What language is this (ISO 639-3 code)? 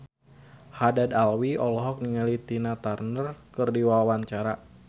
sun